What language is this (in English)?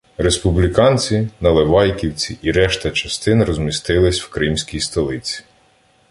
Ukrainian